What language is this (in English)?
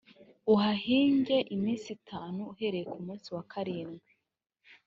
Kinyarwanda